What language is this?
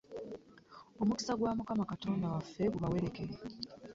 Ganda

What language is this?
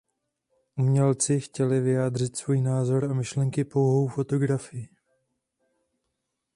Czech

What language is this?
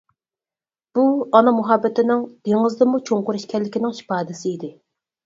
Uyghur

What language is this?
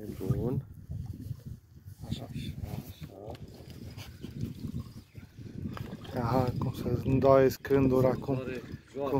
Romanian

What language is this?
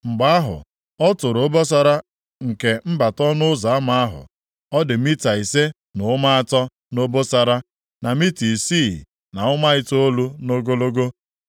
Igbo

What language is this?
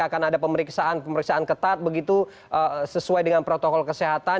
Indonesian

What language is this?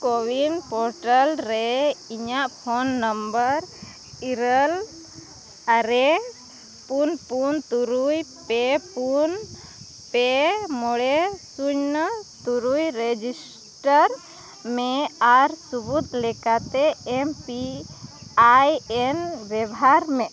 Santali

